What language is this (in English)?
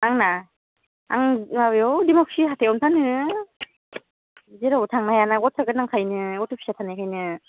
Bodo